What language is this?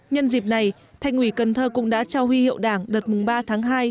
Vietnamese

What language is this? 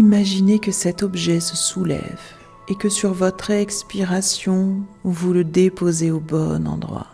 French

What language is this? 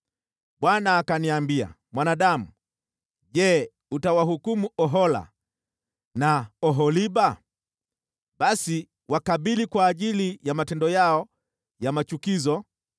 Swahili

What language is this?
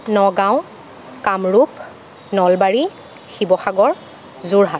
Assamese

